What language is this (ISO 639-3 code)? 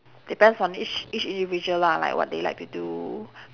eng